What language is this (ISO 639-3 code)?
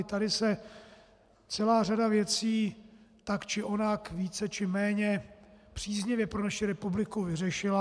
ces